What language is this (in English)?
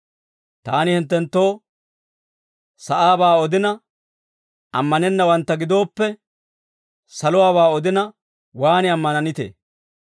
Dawro